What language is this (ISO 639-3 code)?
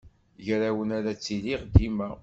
kab